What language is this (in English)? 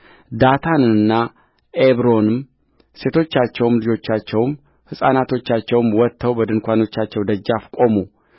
Amharic